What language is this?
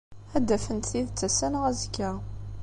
Kabyle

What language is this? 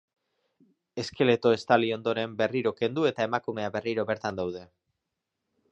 Basque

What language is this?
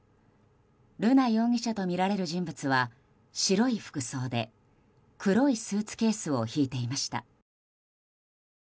Japanese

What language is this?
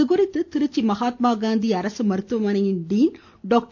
Tamil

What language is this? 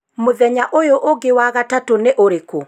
Kikuyu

